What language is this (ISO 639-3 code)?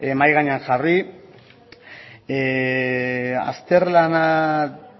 eus